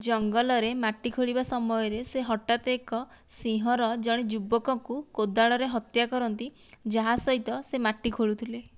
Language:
Odia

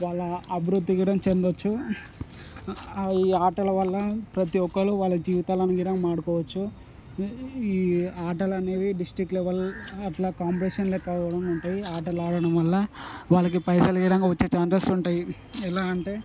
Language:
Telugu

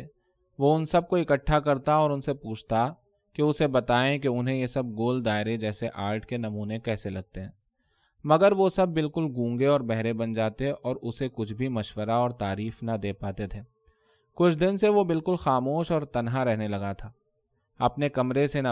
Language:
Urdu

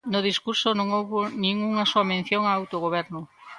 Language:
Galician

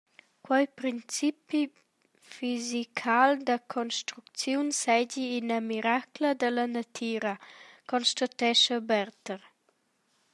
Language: Romansh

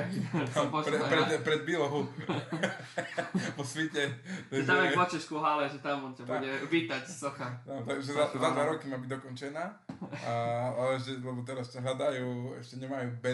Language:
Slovak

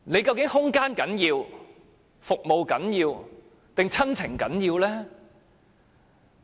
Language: Cantonese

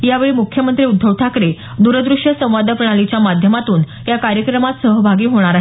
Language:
Marathi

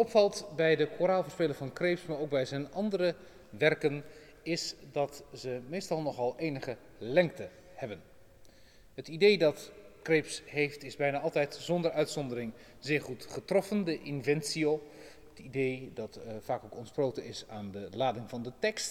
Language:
Dutch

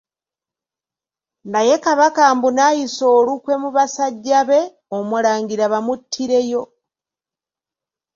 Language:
Ganda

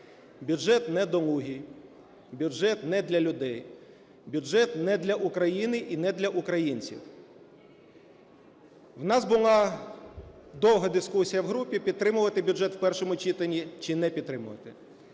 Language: Ukrainian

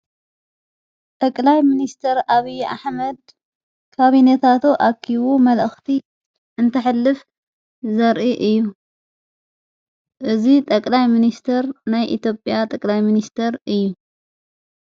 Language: Tigrinya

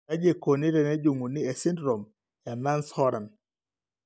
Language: Masai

